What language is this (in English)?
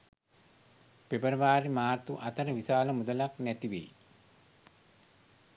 Sinhala